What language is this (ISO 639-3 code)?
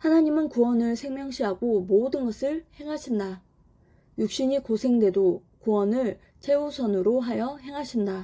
kor